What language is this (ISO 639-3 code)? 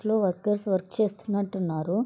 tel